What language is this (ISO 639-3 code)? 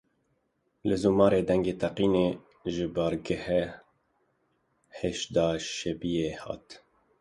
kur